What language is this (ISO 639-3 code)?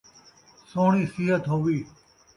skr